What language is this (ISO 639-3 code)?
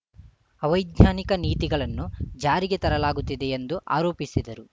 kan